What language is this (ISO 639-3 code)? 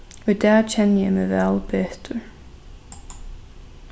fao